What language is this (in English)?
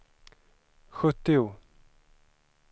Swedish